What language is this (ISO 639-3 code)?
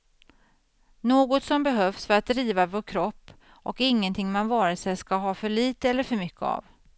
swe